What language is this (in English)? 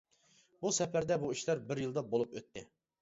Uyghur